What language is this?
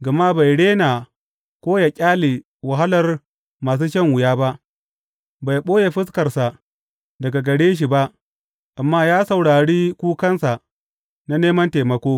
Hausa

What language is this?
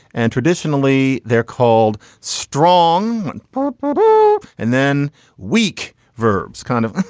English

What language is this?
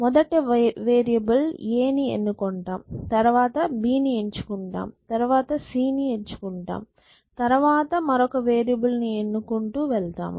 Telugu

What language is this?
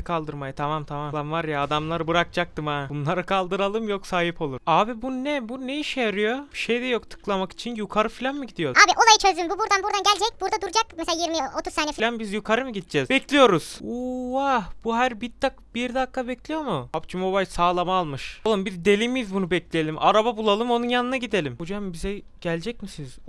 Turkish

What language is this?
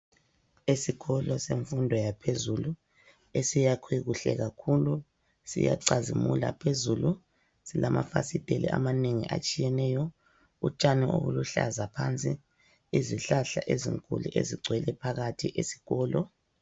North Ndebele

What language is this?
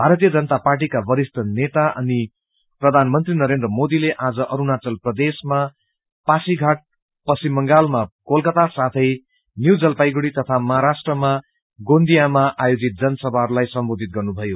Nepali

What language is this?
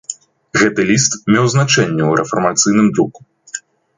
Belarusian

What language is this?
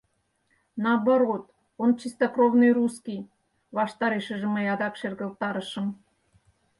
Mari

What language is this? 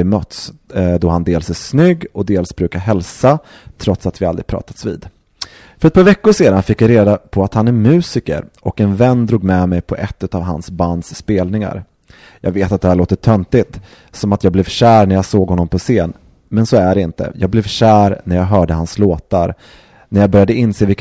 Swedish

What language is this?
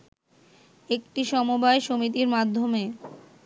Bangla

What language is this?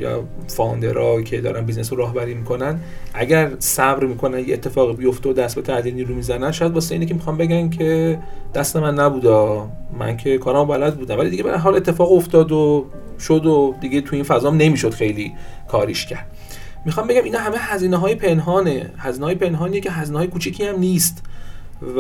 Persian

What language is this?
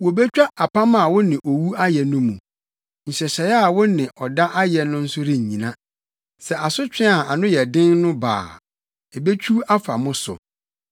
Akan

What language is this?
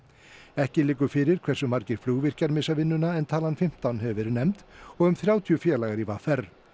Icelandic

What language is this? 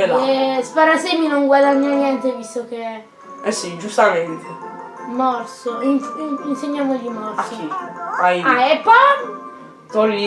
Italian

